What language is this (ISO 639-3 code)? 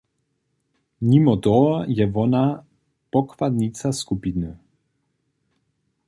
hsb